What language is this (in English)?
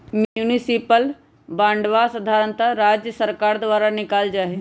Magahi